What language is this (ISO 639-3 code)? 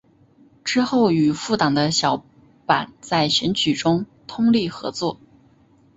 zho